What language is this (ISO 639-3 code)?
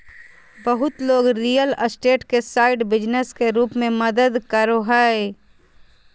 mag